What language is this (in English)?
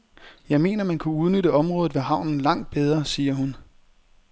Danish